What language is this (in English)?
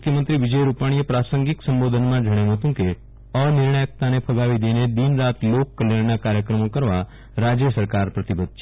Gujarati